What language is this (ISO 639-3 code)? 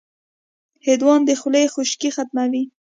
pus